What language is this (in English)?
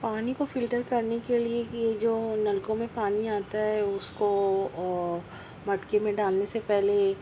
Urdu